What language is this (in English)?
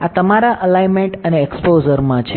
Gujarati